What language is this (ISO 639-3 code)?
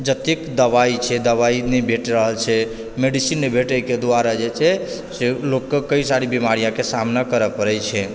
mai